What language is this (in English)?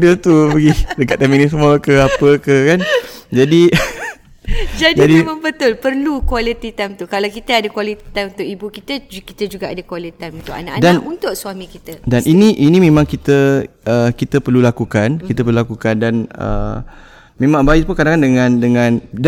Malay